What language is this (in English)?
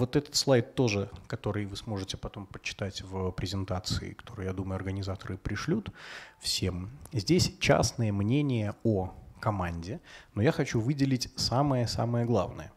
Russian